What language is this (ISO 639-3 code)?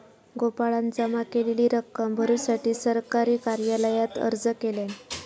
mar